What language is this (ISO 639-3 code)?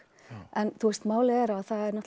isl